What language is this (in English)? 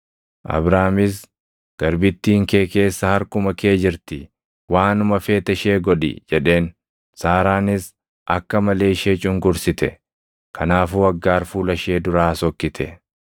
Oromo